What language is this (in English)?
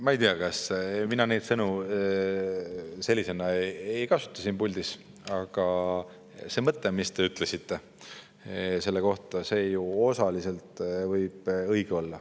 Estonian